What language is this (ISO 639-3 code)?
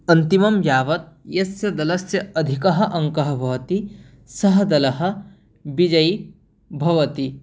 san